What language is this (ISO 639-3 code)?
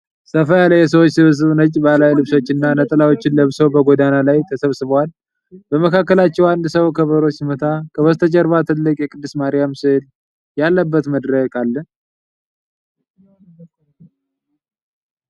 amh